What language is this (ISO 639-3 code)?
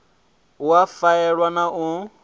ven